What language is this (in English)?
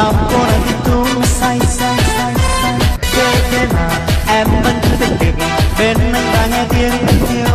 Thai